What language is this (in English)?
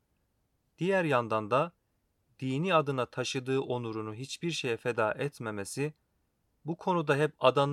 Turkish